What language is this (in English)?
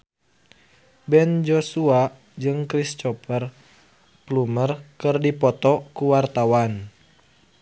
Sundanese